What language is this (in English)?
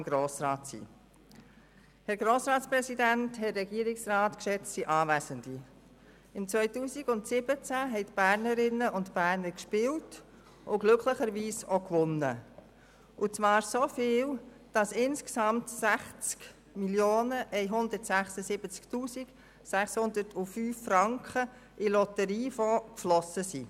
Swiss German